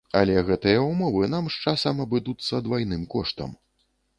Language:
Belarusian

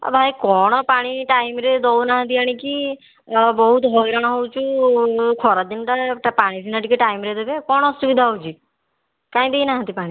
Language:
Odia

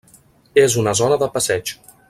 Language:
Catalan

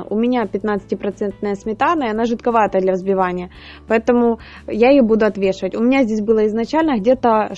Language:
Russian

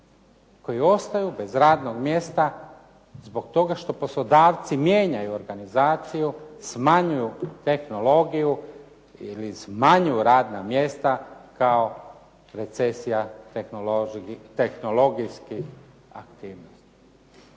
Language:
Croatian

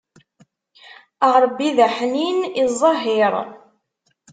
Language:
Kabyle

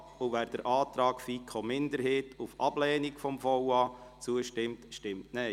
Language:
Swiss German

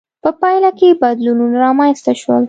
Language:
Pashto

